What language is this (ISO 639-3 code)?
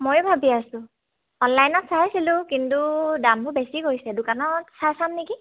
asm